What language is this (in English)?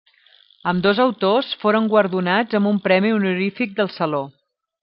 Catalan